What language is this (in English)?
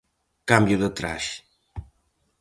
Galician